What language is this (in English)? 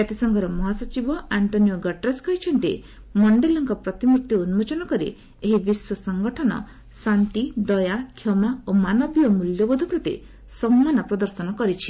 Odia